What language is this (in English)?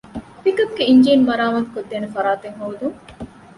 Divehi